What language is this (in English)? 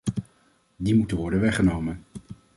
Dutch